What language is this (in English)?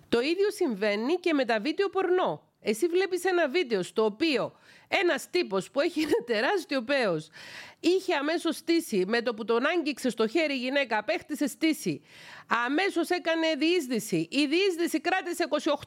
Greek